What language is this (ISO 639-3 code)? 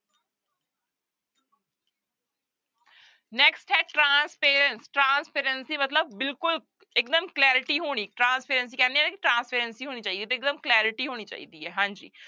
pan